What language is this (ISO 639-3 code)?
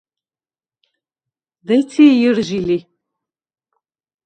sva